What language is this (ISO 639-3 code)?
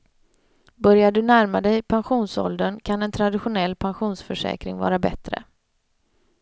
swe